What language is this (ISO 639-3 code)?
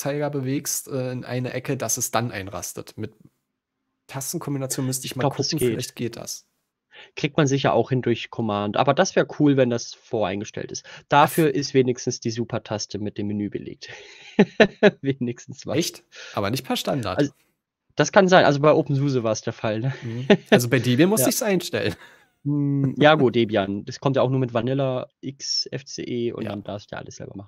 deu